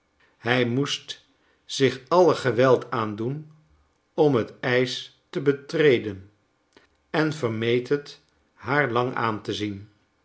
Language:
Dutch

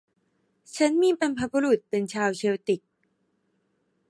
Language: Thai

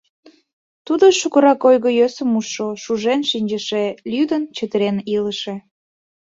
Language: Mari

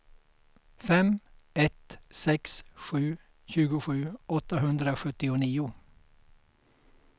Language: Swedish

